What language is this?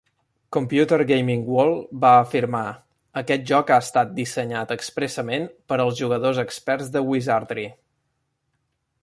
Catalan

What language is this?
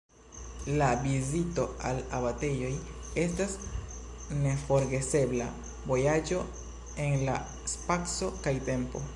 Esperanto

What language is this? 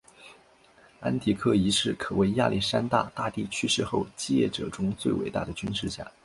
Chinese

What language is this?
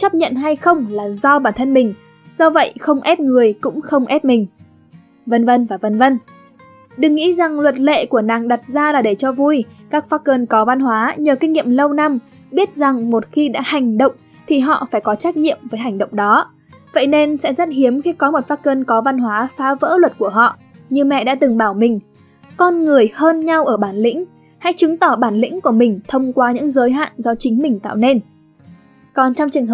Vietnamese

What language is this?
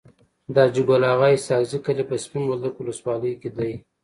Pashto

